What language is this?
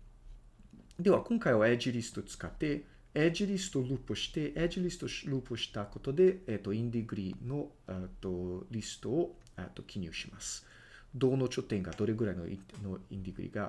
Japanese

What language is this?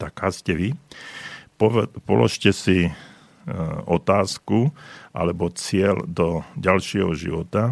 Slovak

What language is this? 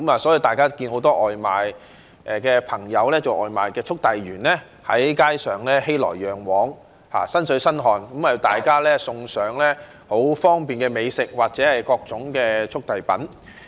Cantonese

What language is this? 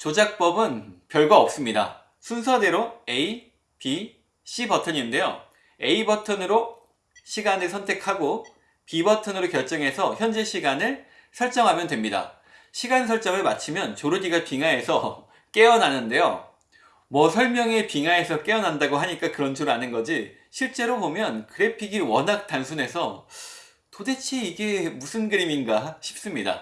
Korean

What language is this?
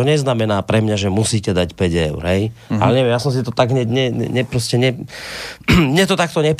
Slovak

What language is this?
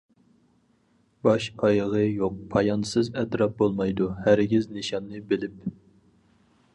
Uyghur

